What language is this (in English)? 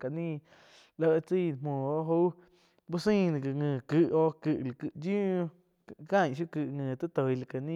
Quiotepec Chinantec